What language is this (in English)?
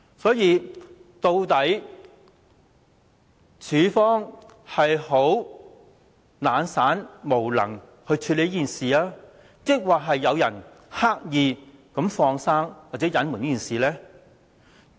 Cantonese